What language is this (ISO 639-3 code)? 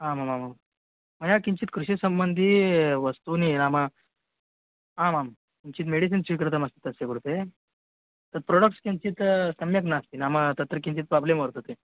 san